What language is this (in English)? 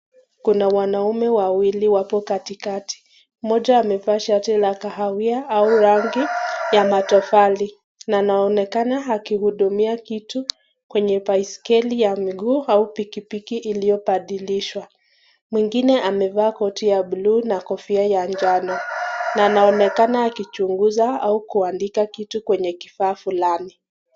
Swahili